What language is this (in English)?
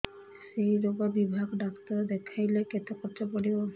Odia